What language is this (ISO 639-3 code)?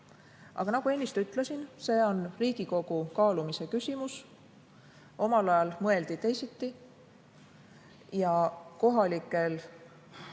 est